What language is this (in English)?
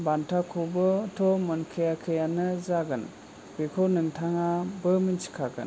Bodo